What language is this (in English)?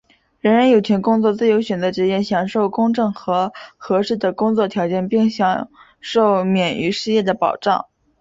Chinese